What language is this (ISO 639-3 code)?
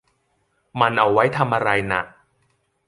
tha